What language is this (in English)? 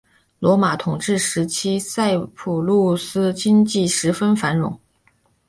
Chinese